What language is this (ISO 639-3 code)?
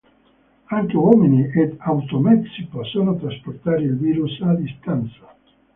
ita